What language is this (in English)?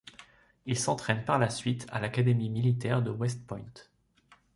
French